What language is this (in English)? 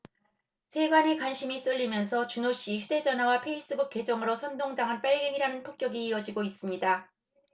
Korean